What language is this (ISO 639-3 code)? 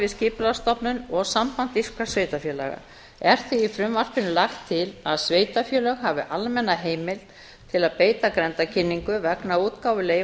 isl